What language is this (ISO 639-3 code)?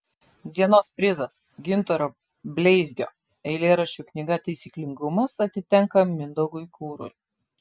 lit